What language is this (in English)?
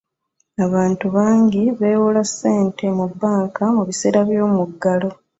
Ganda